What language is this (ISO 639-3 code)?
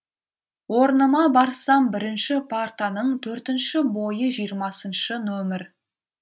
kaz